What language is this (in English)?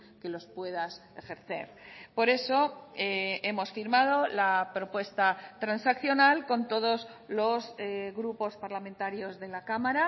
Spanish